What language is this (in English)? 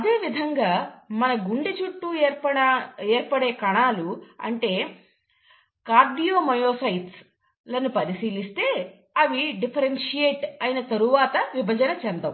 Telugu